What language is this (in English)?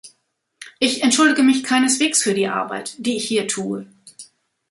German